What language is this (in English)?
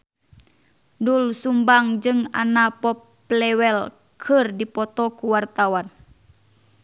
Sundanese